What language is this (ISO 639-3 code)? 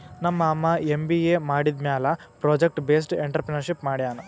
kan